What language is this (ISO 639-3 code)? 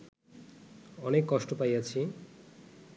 ben